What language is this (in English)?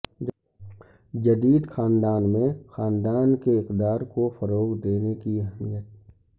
Urdu